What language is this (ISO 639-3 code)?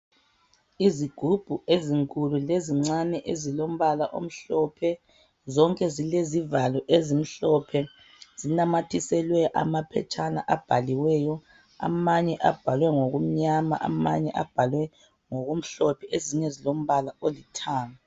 nde